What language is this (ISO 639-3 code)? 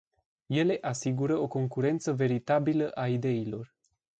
ron